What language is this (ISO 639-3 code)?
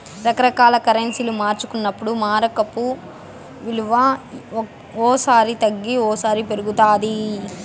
tel